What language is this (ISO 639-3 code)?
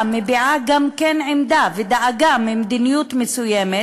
heb